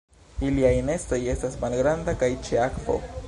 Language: Esperanto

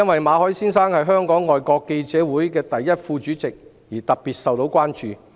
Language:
Cantonese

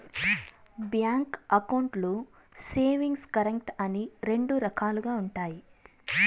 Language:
Telugu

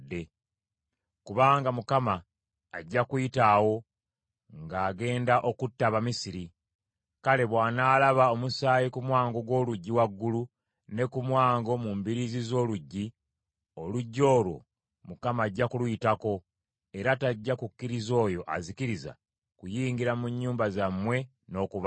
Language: Ganda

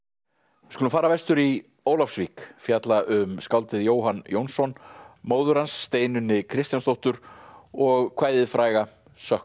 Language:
Icelandic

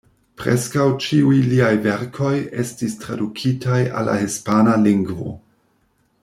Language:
Esperanto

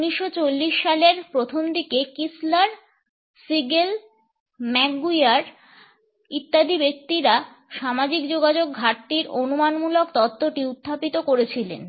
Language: Bangla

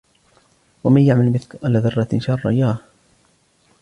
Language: Arabic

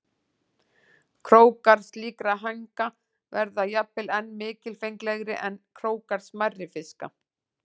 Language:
Icelandic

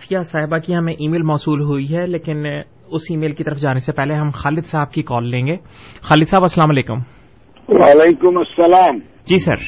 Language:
Urdu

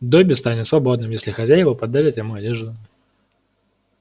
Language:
Russian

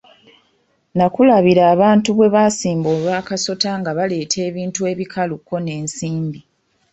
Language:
Ganda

